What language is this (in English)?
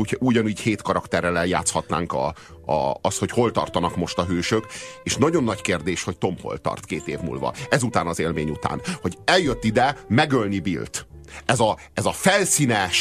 Hungarian